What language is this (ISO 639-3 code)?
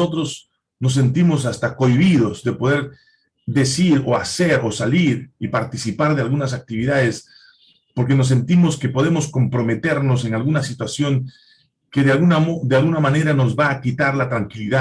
spa